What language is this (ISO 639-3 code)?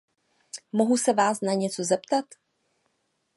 ces